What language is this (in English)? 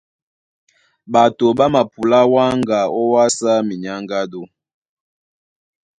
Duala